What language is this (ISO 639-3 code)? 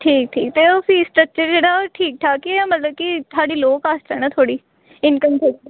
pan